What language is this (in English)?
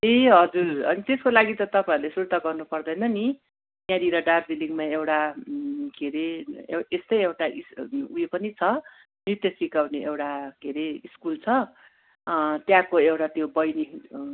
Nepali